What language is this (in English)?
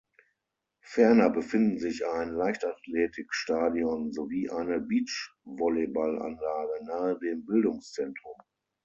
German